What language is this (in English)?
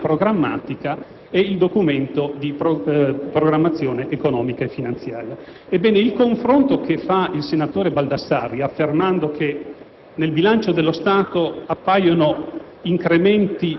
Italian